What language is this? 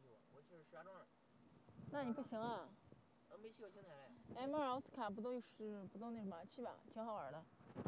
Chinese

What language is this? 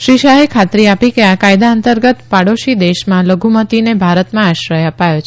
Gujarati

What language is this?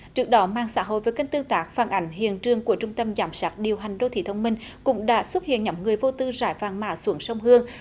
Vietnamese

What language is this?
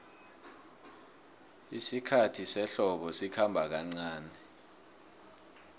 South Ndebele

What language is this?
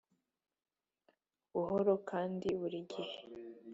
Kinyarwanda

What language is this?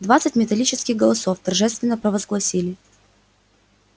Russian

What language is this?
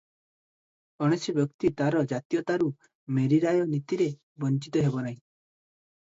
Odia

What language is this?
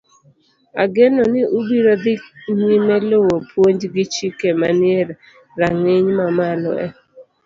Luo (Kenya and Tanzania)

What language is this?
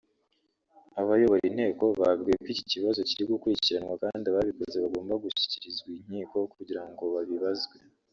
Kinyarwanda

